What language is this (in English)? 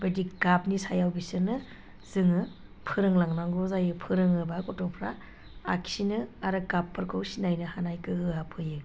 Bodo